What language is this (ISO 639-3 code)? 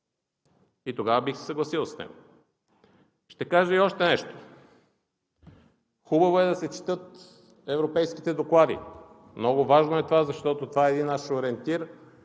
bul